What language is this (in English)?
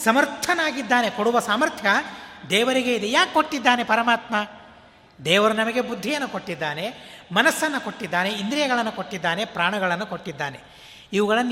Kannada